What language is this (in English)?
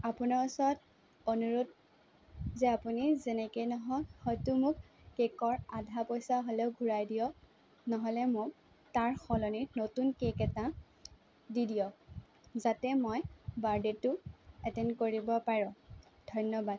Assamese